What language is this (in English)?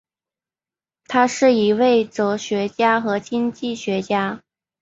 Chinese